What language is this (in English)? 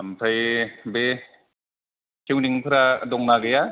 Bodo